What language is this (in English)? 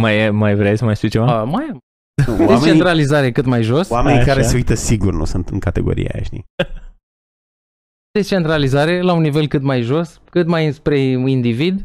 Romanian